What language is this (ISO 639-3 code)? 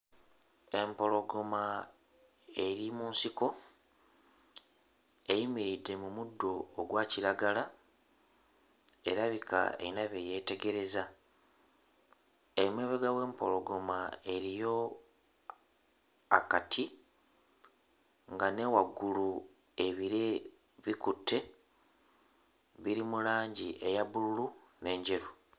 lug